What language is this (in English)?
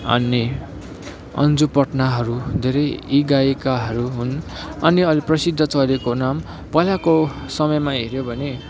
Nepali